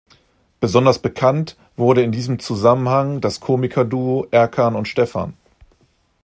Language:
German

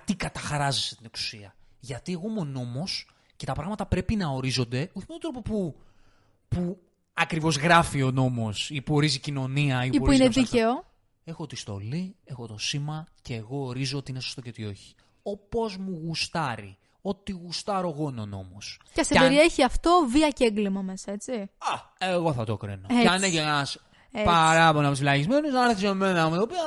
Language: Greek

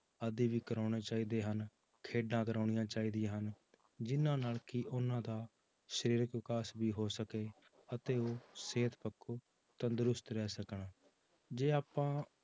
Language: Punjabi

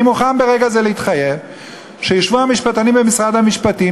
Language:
Hebrew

